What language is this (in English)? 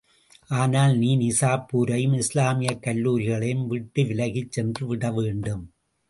Tamil